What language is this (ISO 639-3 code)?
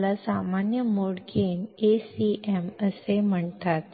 mar